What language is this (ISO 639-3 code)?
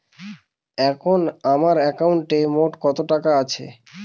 ben